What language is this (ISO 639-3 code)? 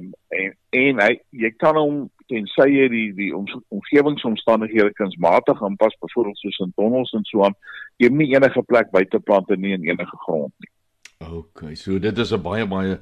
swe